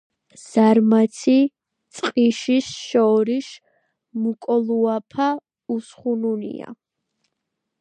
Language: Georgian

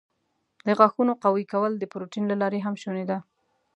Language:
Pashto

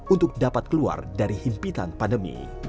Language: Indonesian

